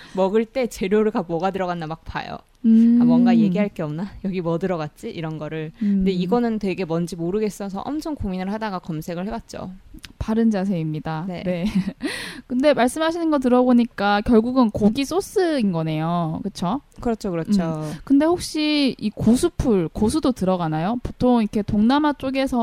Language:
Korean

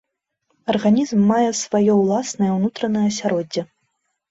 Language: Belarusian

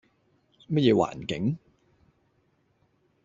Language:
Cantonese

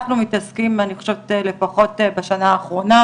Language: Hebrew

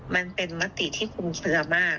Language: Thai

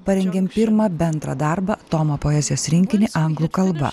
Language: Lithuanian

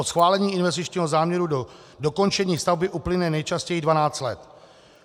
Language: Czech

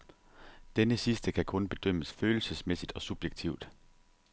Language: Danish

